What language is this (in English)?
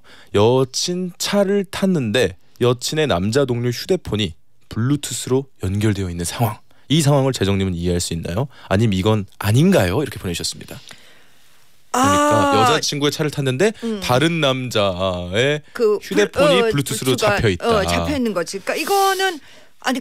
Korean